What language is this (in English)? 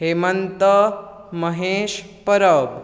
Konkani